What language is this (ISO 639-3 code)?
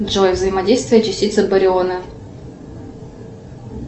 rus